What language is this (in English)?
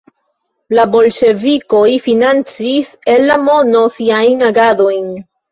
Esperanto